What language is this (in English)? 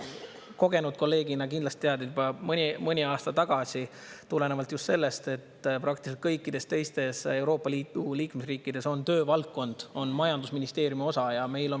Estonian